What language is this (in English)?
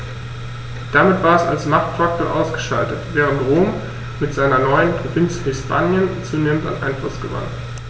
German